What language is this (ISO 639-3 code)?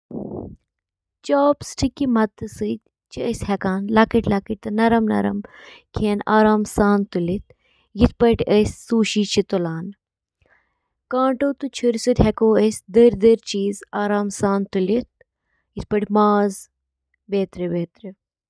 kas